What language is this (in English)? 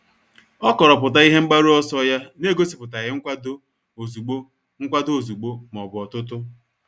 Igbo